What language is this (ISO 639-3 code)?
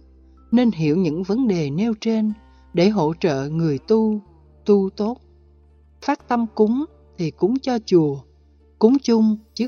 vie